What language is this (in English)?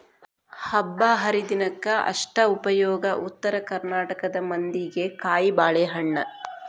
Kannada